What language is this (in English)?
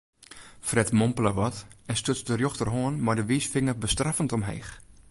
Western Frisian